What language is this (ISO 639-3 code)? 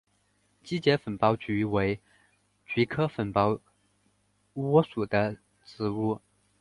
zho